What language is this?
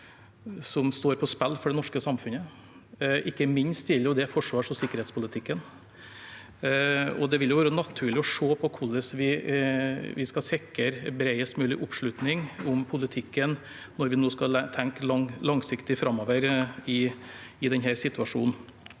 Norwegian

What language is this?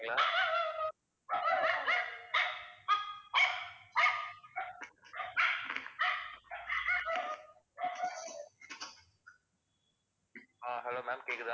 Tamil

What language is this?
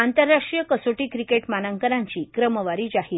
Marathi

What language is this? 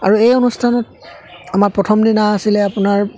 Assamese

